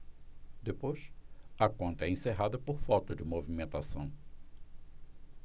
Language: Portuguese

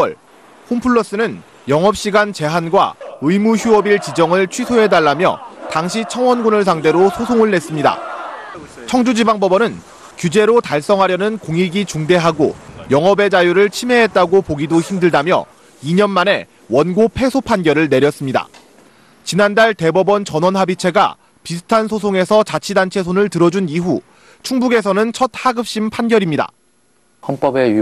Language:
Korean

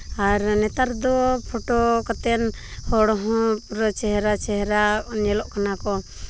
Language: Santali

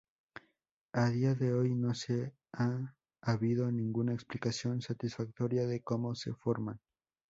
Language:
Spanish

